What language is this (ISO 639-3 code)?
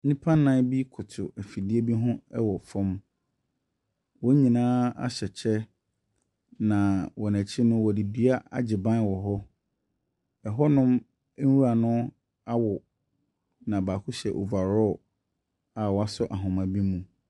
aka